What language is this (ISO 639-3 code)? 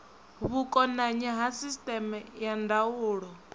ven